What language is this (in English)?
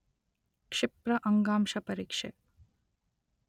Kannada